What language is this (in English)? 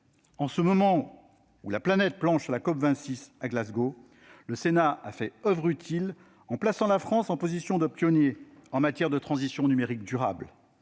French